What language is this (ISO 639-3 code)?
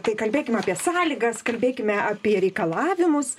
lit